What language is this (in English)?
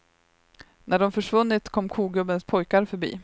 Swedish